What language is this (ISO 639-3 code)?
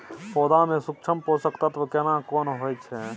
mai